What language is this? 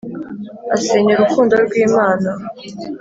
Kinyarwanda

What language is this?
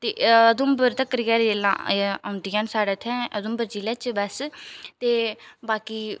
Dogri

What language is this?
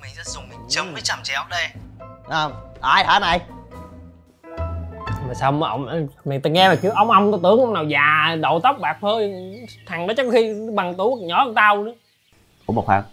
Vietnamese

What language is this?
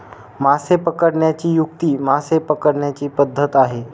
Marathi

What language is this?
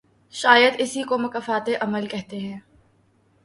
Urdu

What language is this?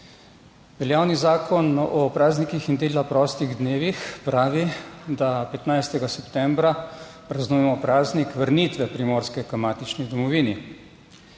Slovenian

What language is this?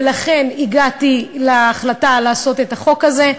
Hebrew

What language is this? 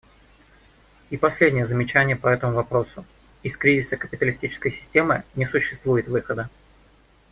Russian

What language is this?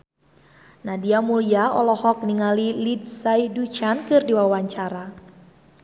Sundanese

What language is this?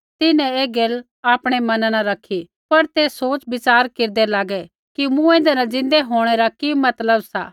Kullu Pahari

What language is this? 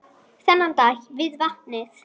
Icelandic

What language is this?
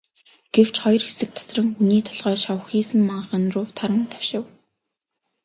Mongolian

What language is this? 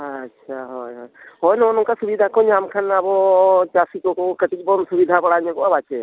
Santali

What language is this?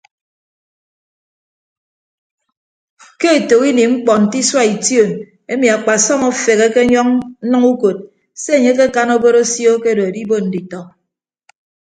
Ibibio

